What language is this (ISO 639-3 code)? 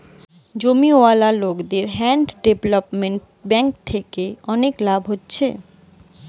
ben